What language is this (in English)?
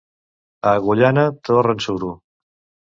Catalan